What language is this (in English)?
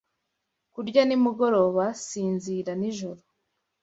Kinyarwanda